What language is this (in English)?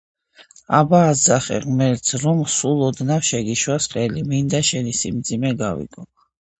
Georgian